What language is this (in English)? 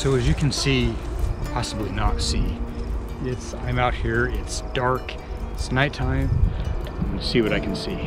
English